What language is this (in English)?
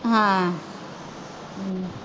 Punjabi